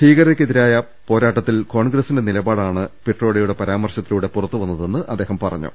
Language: Malayalam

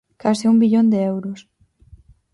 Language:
Galician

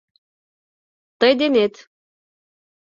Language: Mari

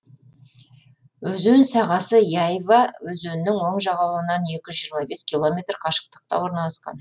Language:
Kazakh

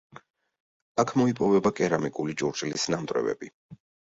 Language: Georgian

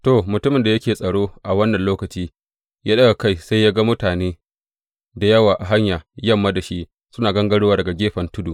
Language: Hausa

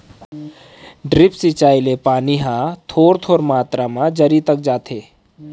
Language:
Chhattisgarhi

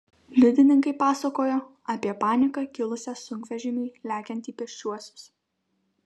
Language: Lithuanian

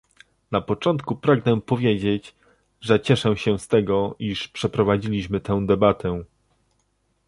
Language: Polish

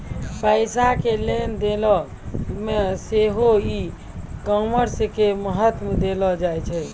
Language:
Maithili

